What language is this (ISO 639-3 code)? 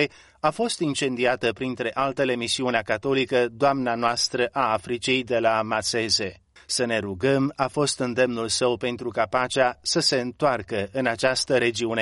ron